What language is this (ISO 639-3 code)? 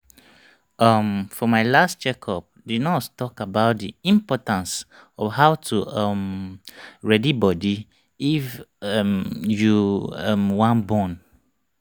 pcm